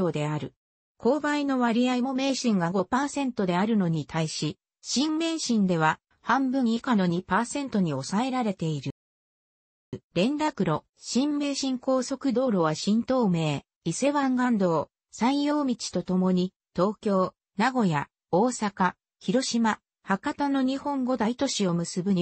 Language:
Japanese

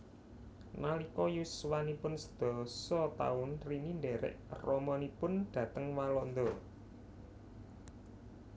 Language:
Javanese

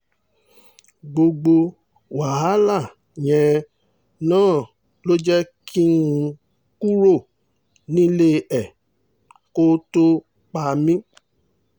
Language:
Yoruba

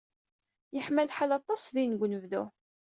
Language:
Kabyle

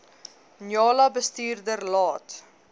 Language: Afrikaans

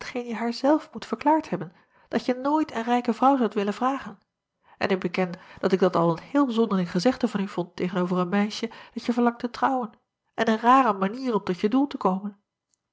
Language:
Dutch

